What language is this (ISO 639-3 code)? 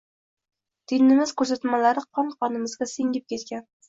uzb